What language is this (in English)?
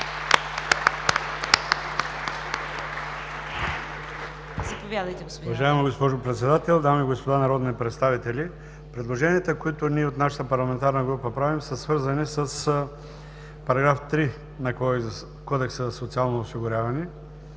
Bulgarian